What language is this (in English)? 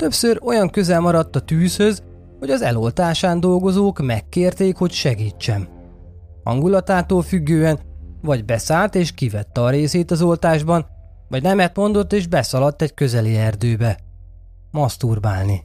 Hungarian